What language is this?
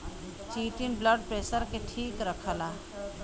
Bhojpuri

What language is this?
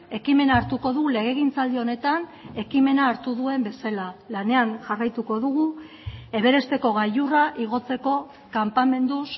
Basque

